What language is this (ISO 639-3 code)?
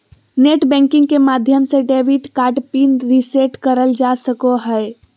mag